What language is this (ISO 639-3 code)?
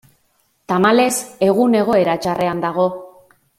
eus